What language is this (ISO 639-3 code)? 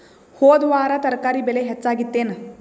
kan